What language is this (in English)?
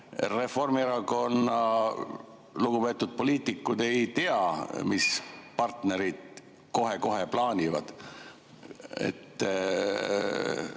Estonian